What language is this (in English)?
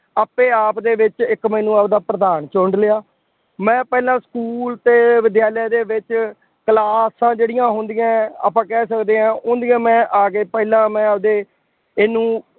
Punjabi